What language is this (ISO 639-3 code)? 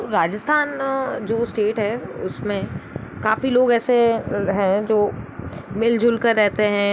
hin